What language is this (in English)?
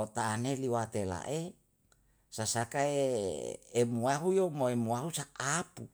Yalahatan